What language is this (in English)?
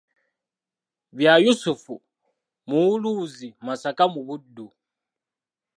Ganda